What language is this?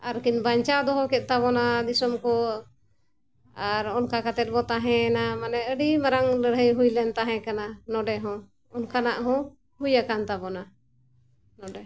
Santali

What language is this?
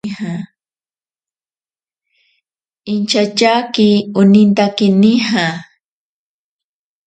Ashéninka Perené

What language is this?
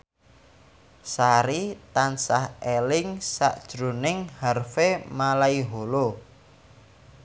Javanese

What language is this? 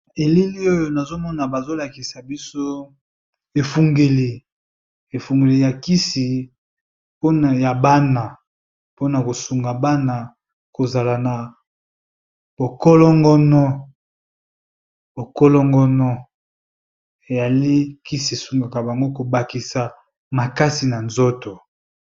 Lingala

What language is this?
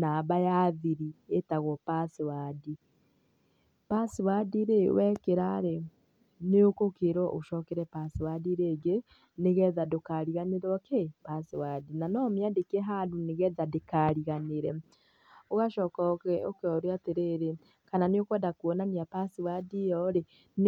Kikuyu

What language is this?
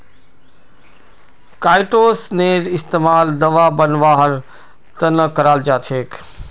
Magahi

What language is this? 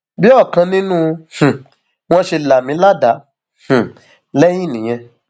Yoruba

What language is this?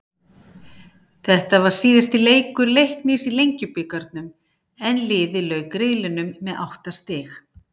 Icelandic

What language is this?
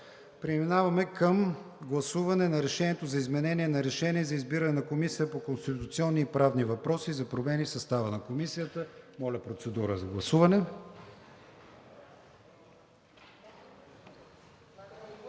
Bulgarian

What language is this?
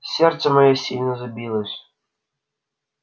Russian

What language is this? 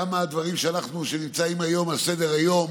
Hebrew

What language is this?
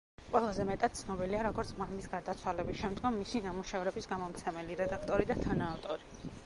Georgian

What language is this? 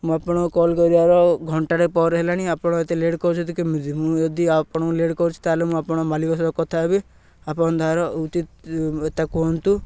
Odia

